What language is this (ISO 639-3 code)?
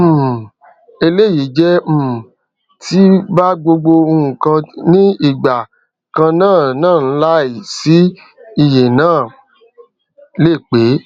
yor